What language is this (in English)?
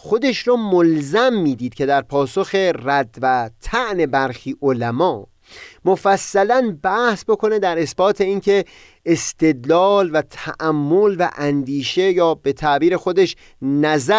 Persian